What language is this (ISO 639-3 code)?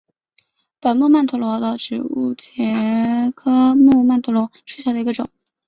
zho